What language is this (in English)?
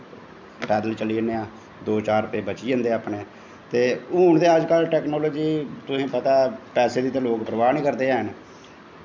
Dogri